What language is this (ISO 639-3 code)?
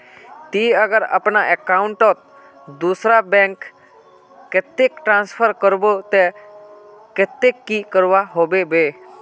mag